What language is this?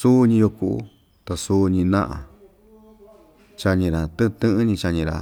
Ixtayutla Mixtec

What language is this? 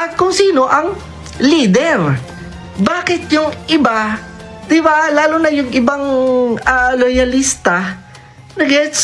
Filipino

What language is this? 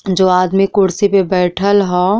Bhojpuri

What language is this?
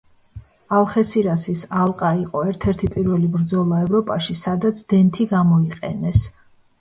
Georgian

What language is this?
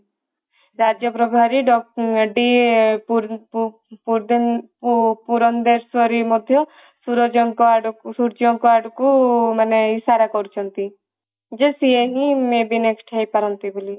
Odia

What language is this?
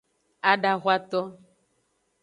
Aja (Benin)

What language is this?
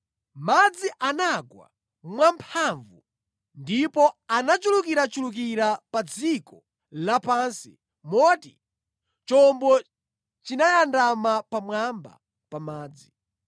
Nyanja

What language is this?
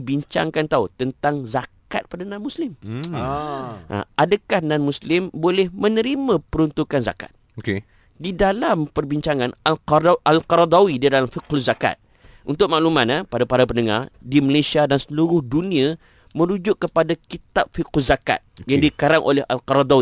Malay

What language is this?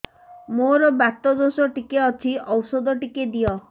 Odia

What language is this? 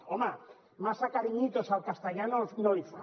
Catalan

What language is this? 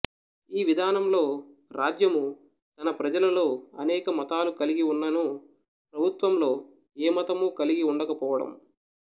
Telugu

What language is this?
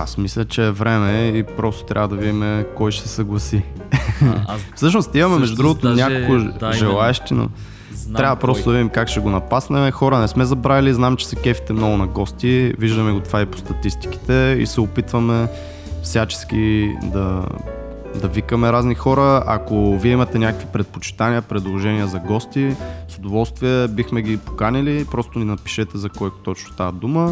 Bulgarian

